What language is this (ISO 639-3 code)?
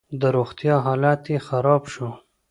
pus